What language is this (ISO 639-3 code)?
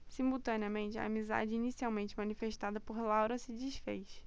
por